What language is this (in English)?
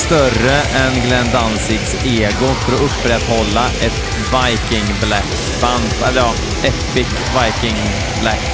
Swedish